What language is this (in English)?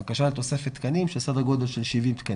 Hebrew